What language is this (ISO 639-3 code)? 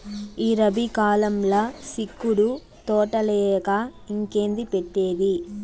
tel